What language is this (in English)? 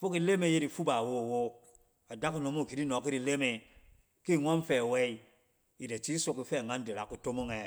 Cen